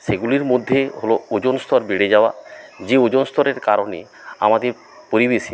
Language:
Bangla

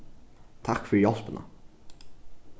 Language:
Faroese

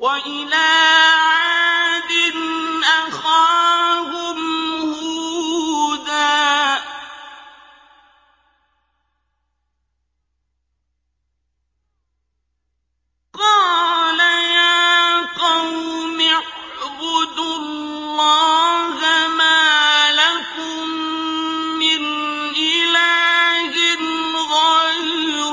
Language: Arabic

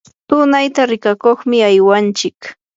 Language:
Yanahuanca Pasco Quechua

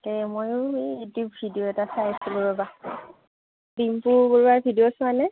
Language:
Assamese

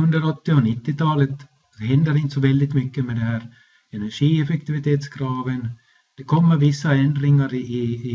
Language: Swedish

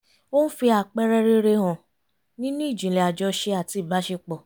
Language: Yoruba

